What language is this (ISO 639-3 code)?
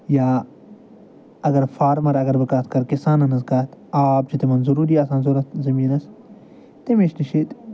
kas